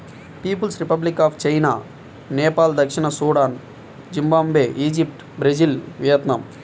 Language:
Telugu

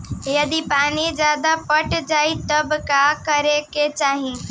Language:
Bhojpuri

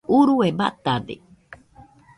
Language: Nüpode Huitoto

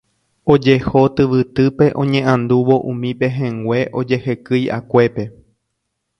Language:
Guarani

